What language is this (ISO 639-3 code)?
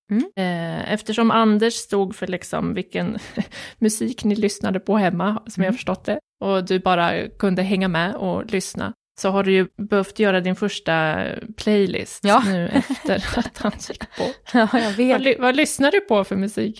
swe